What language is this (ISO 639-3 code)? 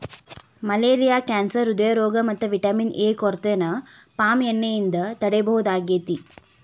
kan